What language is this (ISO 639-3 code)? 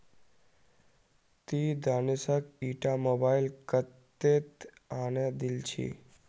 mag